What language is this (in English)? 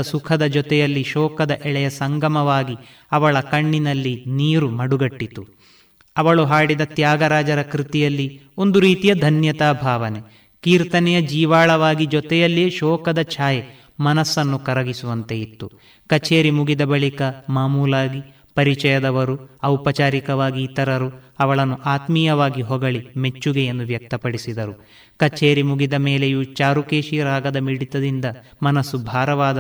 Kannada